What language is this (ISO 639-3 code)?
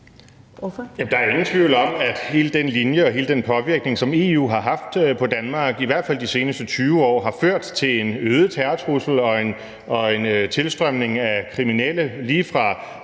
dan